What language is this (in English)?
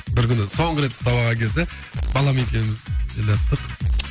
Kazakh